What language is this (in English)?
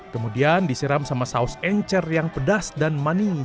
Indonesian